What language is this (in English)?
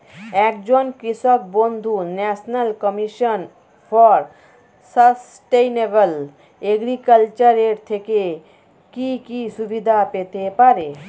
Bangla